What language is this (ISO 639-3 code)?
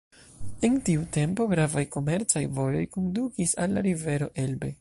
epo